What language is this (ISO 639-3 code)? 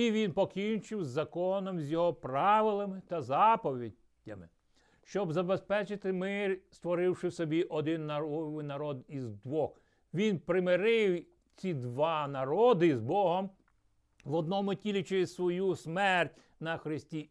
ukr